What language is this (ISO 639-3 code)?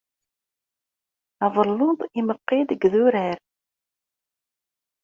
kab